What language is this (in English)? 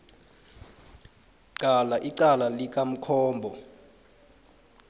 South Ndebele